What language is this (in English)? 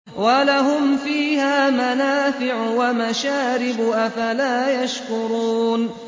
Arabic